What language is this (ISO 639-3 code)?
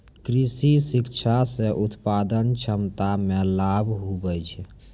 mai